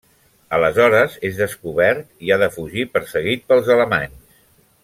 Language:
Catalan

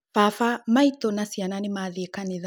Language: Kikuyu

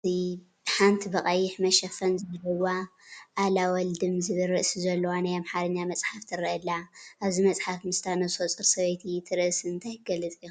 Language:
Tigrinya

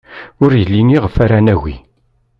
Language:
Kabyle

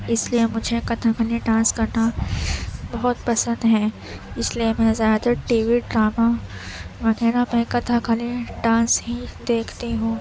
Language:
Urdu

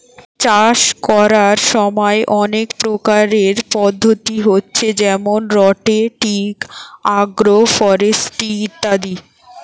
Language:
Bangla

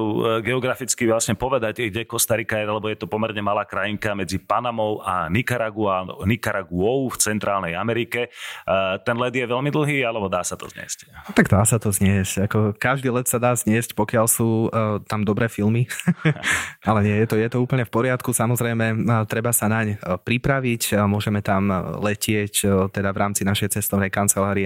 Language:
Slovak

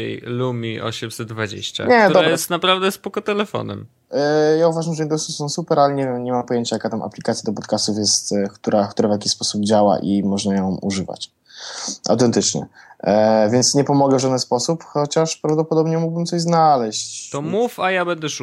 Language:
Polish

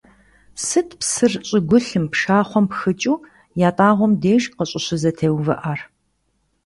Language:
Kabardian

